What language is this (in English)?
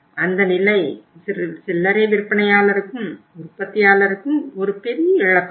Tamil